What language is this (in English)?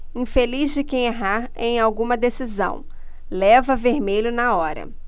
Portuguese